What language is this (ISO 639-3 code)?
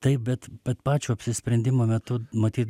lit